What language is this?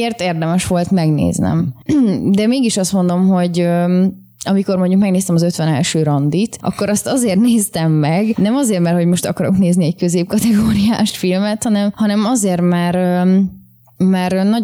Hungarian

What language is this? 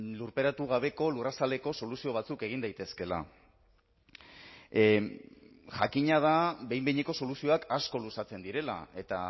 Basque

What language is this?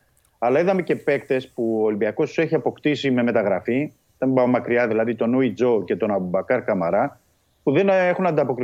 Greek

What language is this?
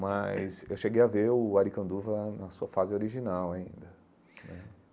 Portuguese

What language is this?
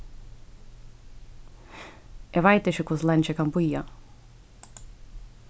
Faroese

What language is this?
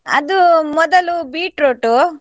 Kannada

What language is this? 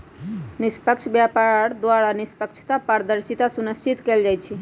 Magahi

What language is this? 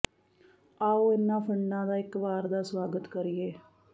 Punjabi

